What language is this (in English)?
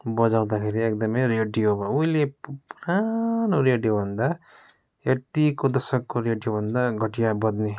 Nepali